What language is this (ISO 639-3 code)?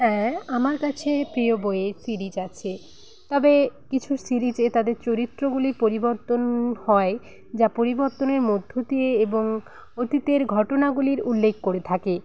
ben